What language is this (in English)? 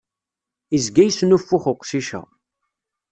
Kabyle